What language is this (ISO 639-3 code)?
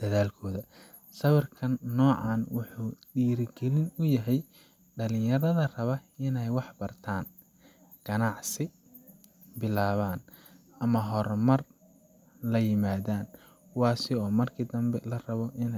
som